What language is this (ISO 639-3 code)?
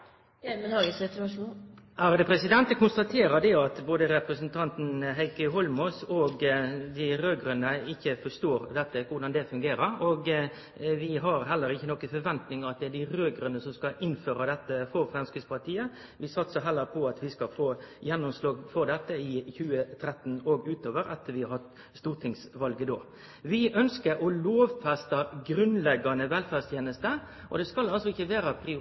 nor